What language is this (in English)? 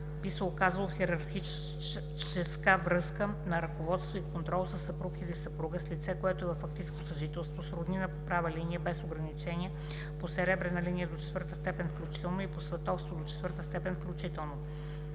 Bulgarian